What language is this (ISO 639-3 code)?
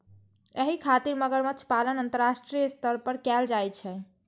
mai